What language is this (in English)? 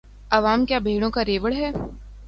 Urdu